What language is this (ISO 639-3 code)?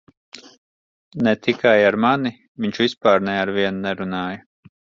lav